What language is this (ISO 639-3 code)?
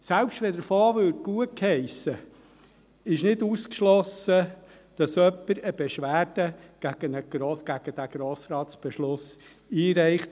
gsw